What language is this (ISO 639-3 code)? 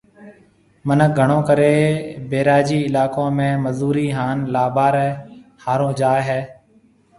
mve